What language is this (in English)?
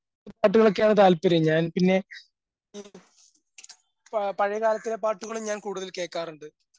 Malayalam